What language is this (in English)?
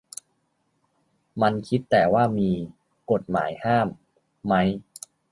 Thai